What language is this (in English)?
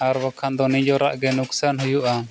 Santali